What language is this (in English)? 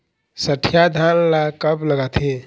Chhattisgarhi